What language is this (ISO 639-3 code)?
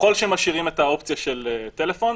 heb